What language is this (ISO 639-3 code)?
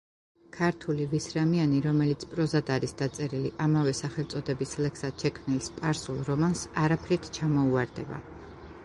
kat